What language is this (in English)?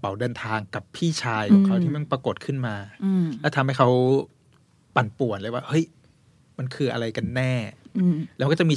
Thai